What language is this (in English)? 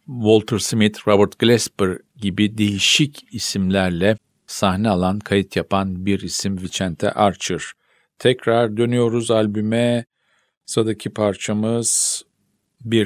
Turkish